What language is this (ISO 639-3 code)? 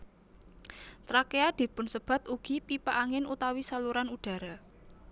jav